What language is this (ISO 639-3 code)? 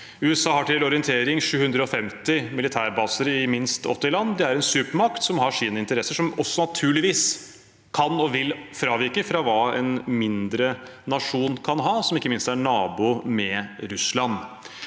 nor